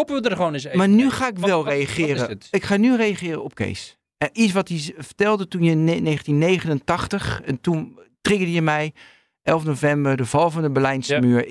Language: Dutch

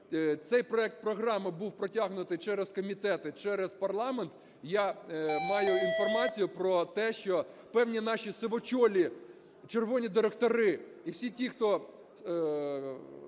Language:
Ukrainian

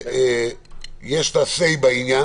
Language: Hebrew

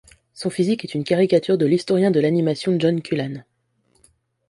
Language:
French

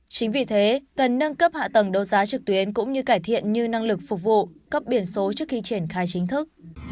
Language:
Vietnamese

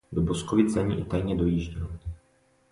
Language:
Czech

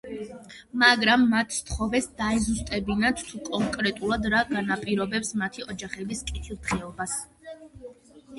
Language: Georgian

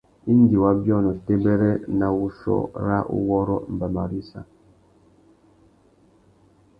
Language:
Tuki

